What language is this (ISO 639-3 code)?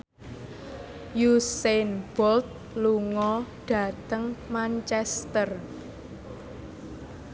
jav